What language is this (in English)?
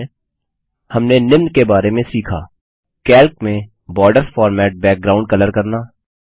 Hindi